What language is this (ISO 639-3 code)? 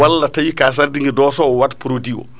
ful